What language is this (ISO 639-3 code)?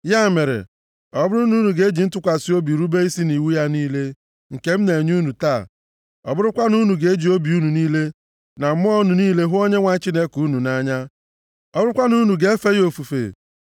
ibo